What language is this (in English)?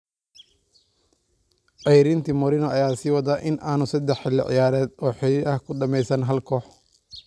Somali